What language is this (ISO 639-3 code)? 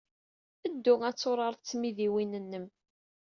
kab